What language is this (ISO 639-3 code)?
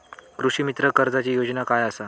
mar